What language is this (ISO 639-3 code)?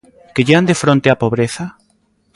glg